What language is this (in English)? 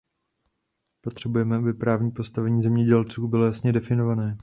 Czech